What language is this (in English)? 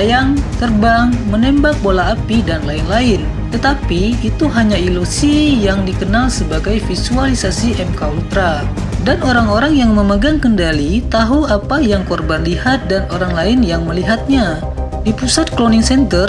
Indonesian